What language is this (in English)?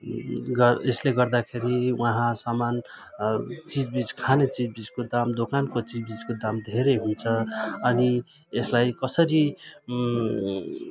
Nepali